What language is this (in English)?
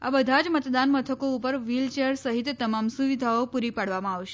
Gujarati